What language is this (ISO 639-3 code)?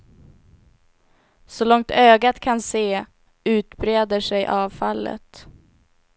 swe